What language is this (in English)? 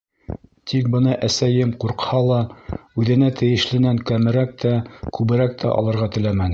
Bashkir